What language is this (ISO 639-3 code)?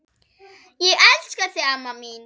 isl